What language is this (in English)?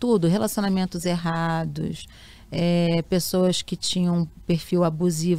Portuguese